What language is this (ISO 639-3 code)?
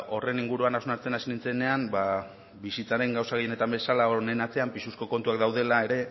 eus